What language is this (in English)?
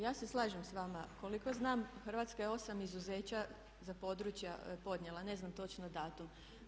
Croatian